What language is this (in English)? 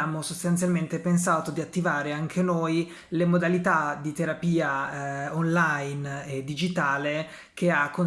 Italian